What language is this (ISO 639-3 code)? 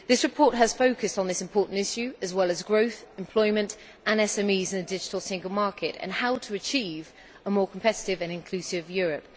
eng